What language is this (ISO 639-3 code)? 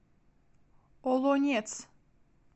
rus